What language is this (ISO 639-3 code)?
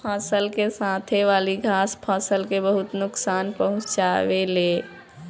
bho